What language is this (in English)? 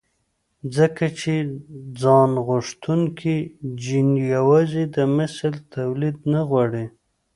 Pashto